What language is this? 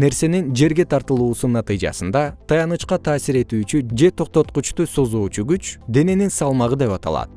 Kyrgyz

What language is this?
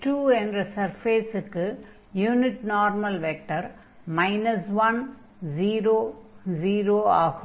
Tamil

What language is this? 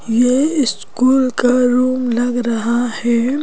Hindi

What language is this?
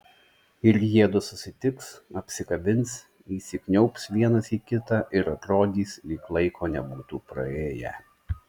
Lithuanian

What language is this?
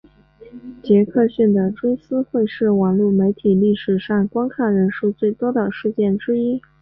Chinese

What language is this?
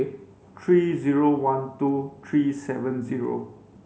English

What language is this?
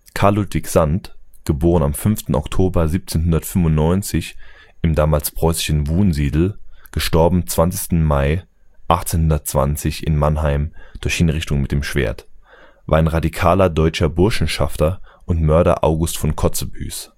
German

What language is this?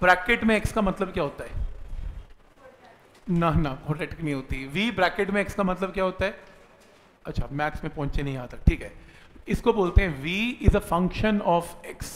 Hindi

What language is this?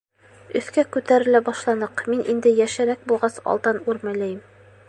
Bashkir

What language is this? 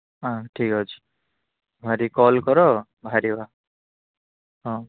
Odia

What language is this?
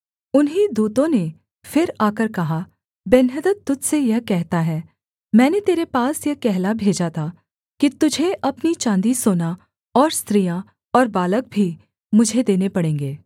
Hindi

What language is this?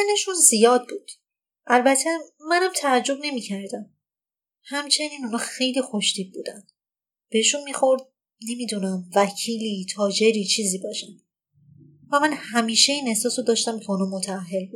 Persian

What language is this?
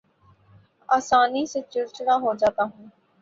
Urdu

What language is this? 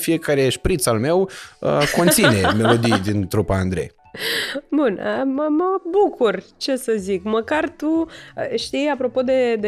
Romanian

